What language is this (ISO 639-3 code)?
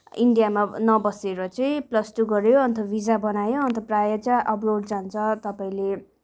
nep